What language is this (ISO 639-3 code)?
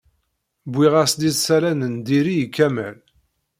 kab